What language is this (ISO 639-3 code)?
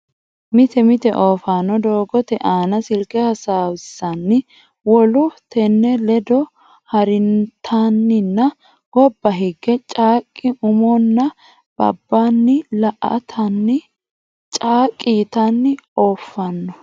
sid